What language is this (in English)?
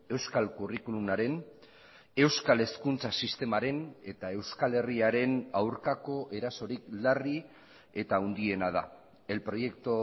Basque